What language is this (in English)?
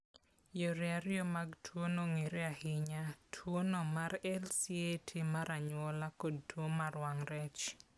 Luo (Kenya and Tanzania)